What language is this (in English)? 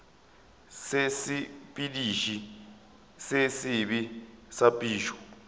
Northern Sotho